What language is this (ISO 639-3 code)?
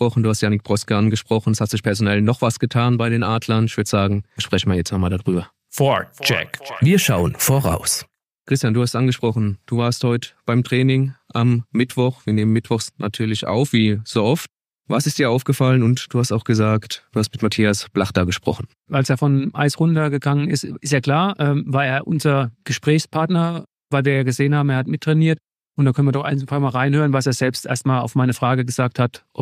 deu